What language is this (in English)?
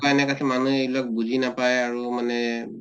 Assamese